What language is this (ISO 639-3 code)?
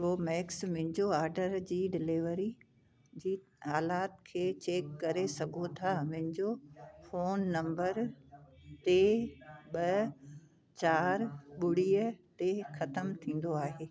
snd